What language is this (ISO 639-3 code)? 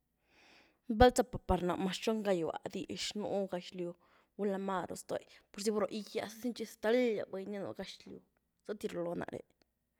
ztu